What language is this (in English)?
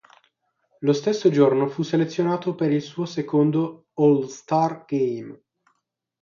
Italian